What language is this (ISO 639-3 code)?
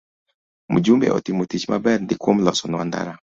luo